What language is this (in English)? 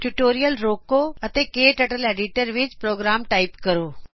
Punjabi